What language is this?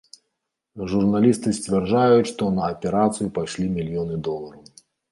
Belarusian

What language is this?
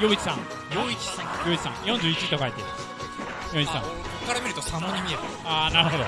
Japanese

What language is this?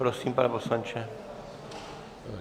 Czech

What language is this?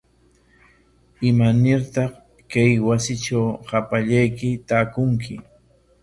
Corongo Ancash Quechua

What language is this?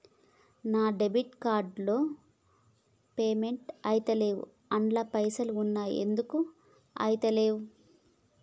Telugu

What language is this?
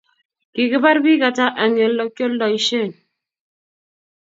Kalenjin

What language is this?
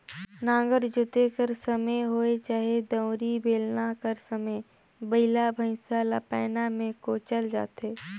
Chhattisgarhi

